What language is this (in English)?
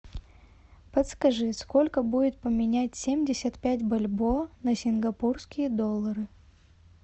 Russian